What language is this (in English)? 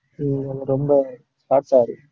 Tamil